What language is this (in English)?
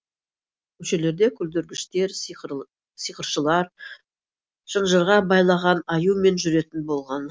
Kazakh